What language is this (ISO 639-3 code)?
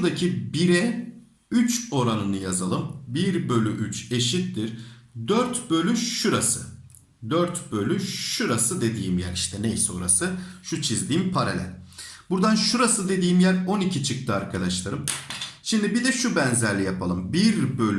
tur